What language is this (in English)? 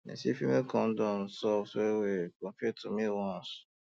Nigerian Pidgin